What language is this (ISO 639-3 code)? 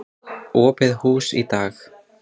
isl